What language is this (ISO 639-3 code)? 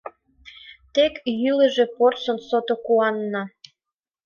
chm